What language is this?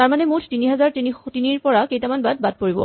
Assamese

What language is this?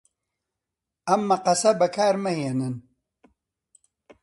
Central Kurdish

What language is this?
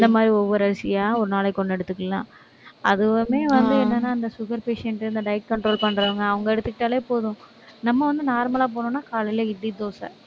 Tamil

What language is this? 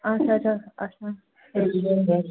Kashmiri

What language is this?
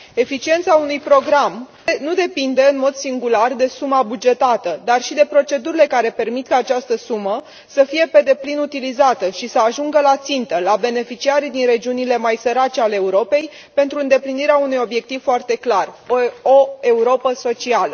Romanian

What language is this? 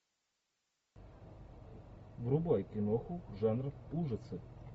Russian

